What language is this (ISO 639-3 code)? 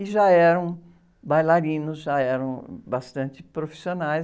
por